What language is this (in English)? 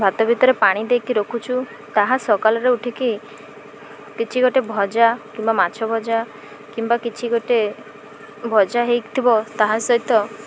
Odia